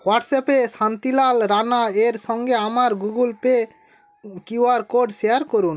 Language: Bangla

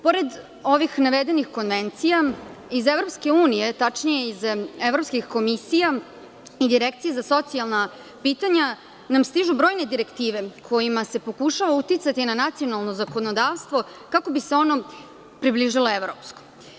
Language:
Serbian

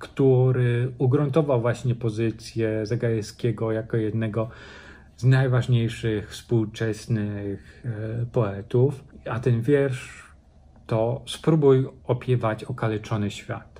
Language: Polish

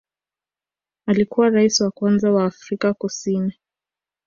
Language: Swahili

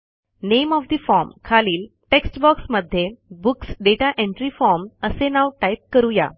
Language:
Marathi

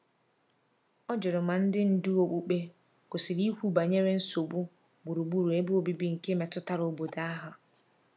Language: Igbo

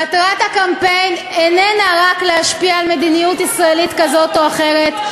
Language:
Hebrew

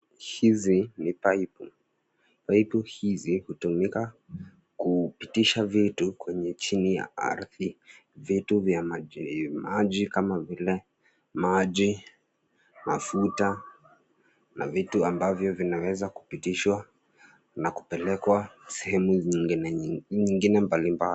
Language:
Swahili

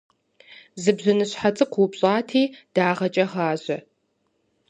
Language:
Kabardian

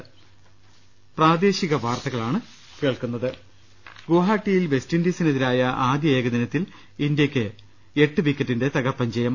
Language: Malayalam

